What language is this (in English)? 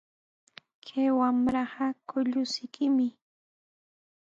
Sihuas Ancash Quechua